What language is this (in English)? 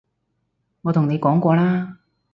Cantonese